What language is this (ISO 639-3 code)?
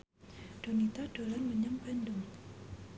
jav